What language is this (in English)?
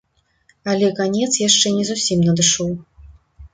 Belarusian